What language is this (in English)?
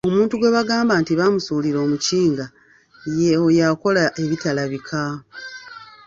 Ganda